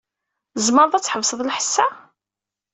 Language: Kabyle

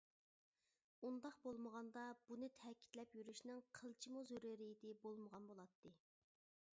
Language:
Uyghur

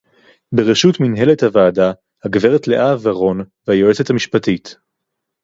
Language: Hebrew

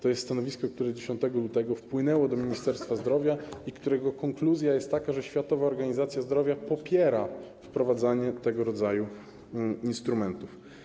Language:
Polish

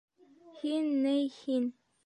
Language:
Bashkir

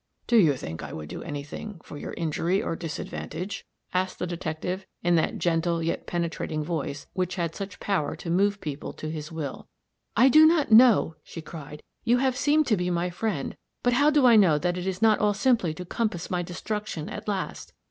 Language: English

